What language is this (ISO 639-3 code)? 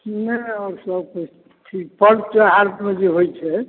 mai